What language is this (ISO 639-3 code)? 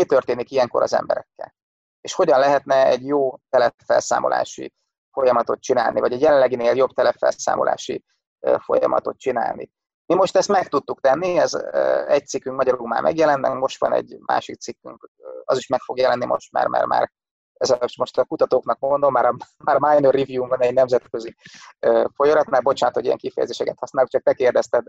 hun